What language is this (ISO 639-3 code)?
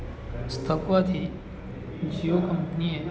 guj